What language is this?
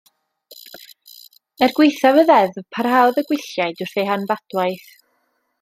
Welsh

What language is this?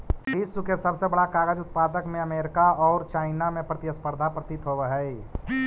Magahi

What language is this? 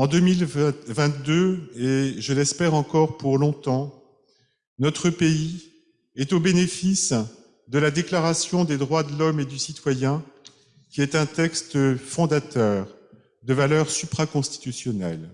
French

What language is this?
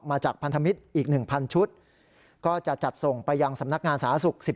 Thai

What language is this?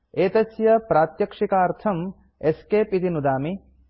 Sanskrit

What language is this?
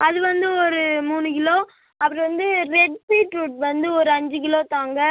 Tamil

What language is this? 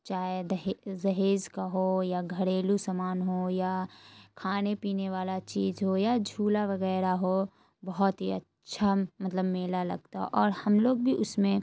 Urdu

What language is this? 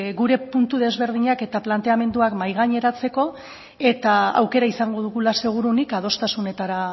Basque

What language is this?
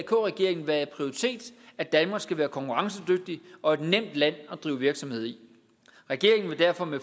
Danish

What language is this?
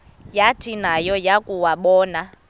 Xhosa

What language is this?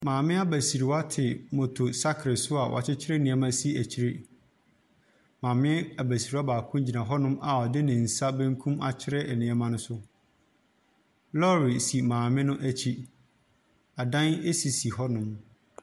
Akan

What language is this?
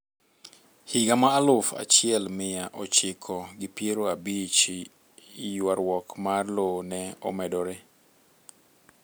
Luo (Kenya and Tanzania)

